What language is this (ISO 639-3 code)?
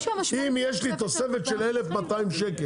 heb